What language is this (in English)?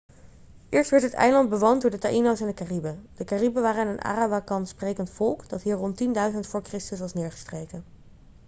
Dutch